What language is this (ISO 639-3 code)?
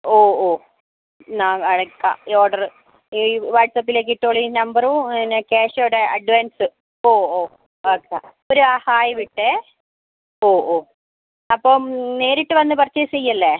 mal